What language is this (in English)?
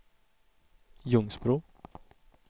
Swedish